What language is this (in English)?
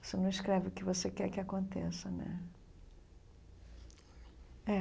Portuguese